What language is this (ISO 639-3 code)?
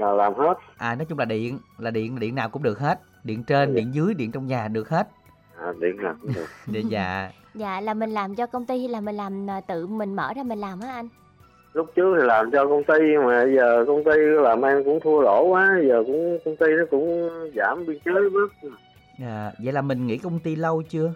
vie